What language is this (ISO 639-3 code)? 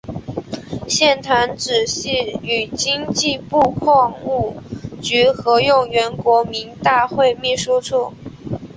zho